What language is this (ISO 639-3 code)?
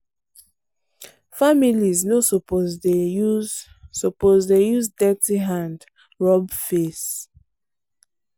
pcm